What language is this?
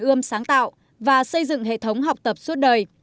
Vietnamese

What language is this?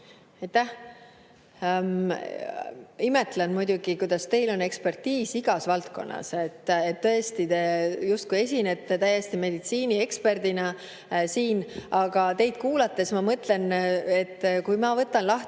Estonian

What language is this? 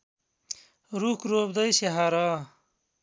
Nepali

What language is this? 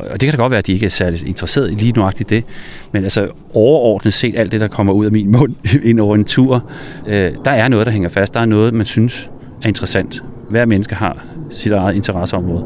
Danish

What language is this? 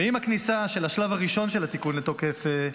Hebrew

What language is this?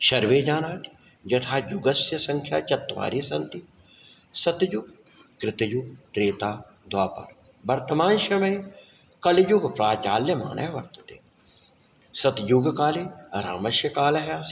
Sanskrit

